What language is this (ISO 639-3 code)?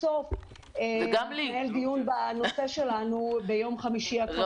heb